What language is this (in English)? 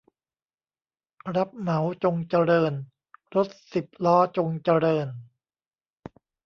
Thai